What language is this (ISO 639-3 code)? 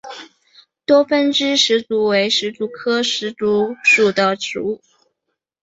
zho